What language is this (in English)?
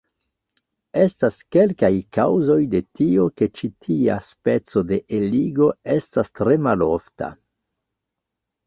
Esperanto